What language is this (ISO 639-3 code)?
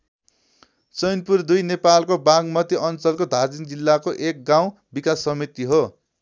nep